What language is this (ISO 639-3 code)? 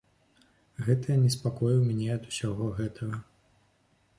bel